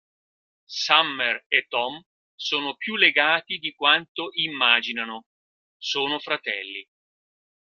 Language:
Italian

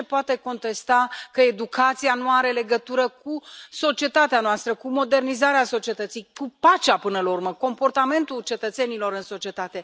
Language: Romanian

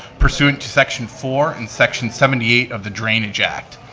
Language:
English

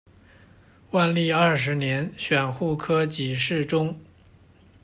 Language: Chinese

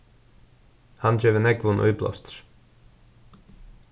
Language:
Faroese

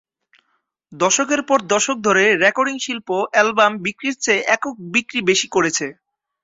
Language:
Bangla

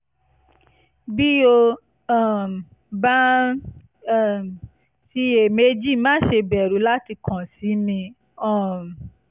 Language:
Yoruba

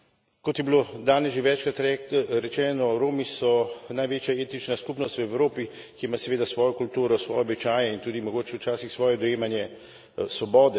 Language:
Slovenian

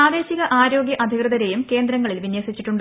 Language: Malayalam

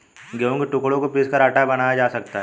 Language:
Hindi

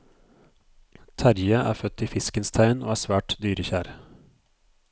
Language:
Norwegian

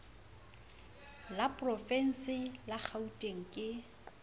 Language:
Southern Sotho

